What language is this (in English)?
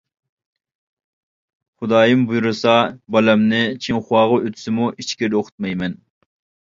Uyghur